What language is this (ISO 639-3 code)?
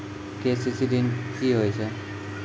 mai